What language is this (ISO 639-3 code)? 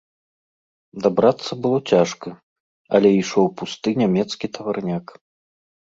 bel